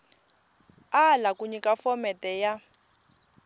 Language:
Tsonga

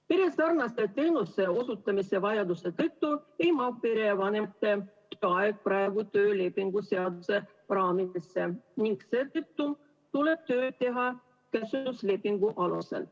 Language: Estonian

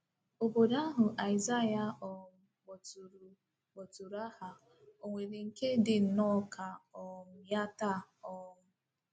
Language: Igbo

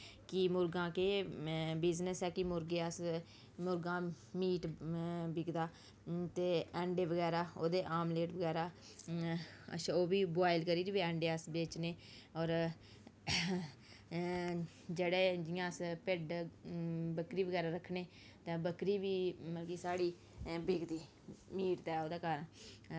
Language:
Dogri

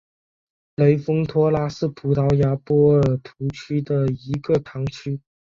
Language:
Chinese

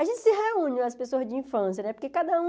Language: Portuguese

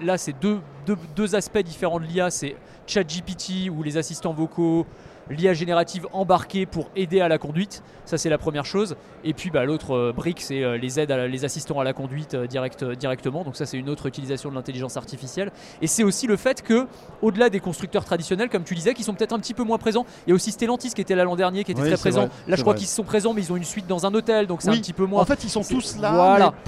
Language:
French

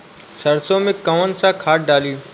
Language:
Bhojpuri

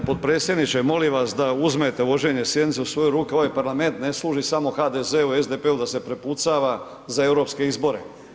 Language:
Croatian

